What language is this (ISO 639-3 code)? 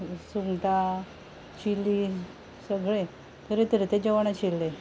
kok